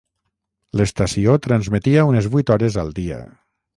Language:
Catalan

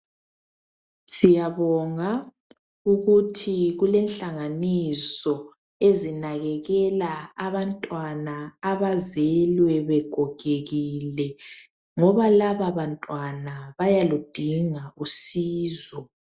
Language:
North Ndebele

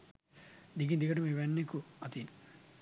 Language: Sinhala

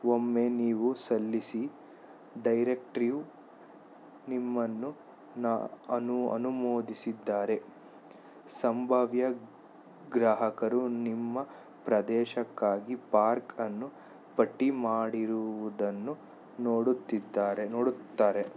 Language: Kannada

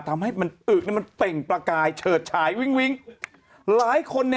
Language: Thai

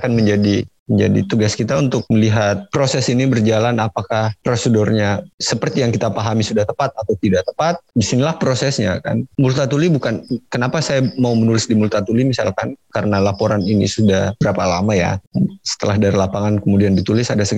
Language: Indonesian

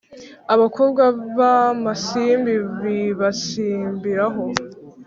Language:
Kinyarwanda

